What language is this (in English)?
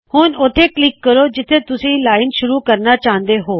Punjabi